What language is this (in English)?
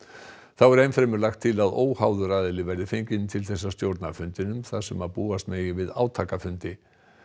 Icelandic